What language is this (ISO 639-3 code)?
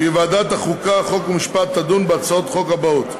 heb